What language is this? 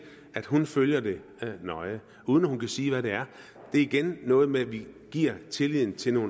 Danish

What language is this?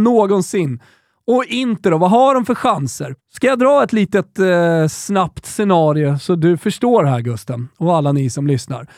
Swedish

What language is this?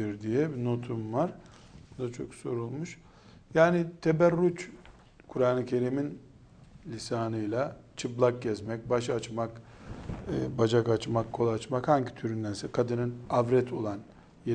Turkish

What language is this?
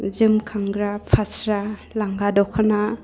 Bodo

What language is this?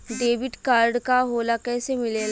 Bhojpuri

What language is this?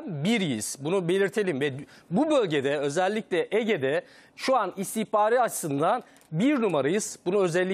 Turkish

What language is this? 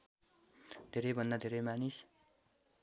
Nepali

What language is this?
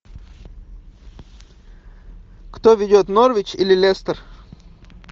Russian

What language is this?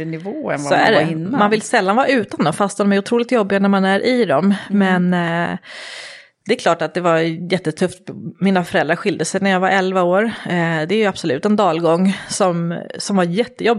Swedish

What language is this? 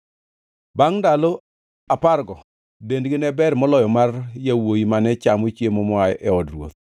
Luo (Kenya and Tanzania)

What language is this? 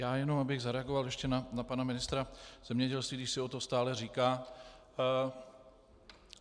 Czech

